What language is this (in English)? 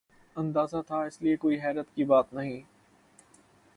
Urdu